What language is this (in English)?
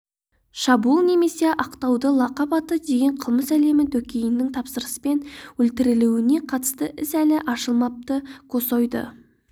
Kazakh